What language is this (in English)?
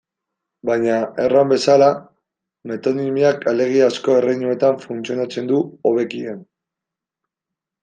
Basque